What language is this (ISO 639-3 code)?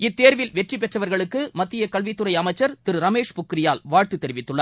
tam